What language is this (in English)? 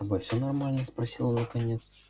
Russian